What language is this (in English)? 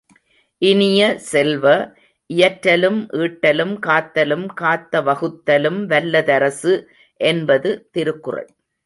Tamil